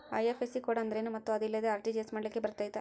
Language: Kannada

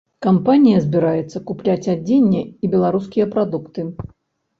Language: Belarusian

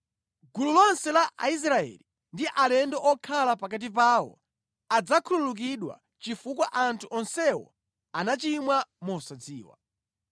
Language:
Nyanja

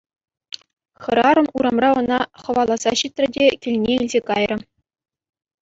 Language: Chuvash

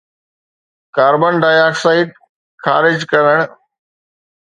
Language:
Sindhi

